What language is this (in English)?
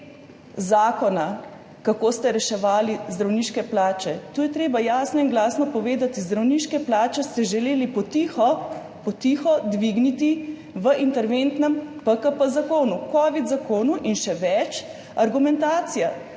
Slovenian